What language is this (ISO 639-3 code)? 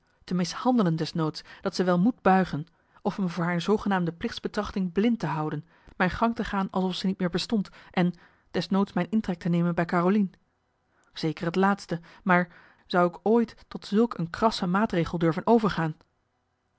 nld